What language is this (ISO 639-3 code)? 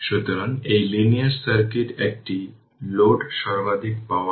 ben